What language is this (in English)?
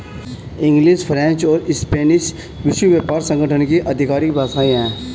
Hindi